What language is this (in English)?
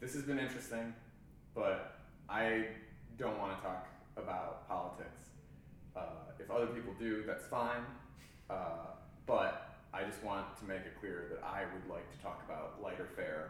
English